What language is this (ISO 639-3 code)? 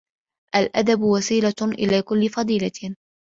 ara